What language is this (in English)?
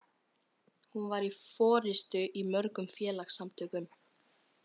Icelandic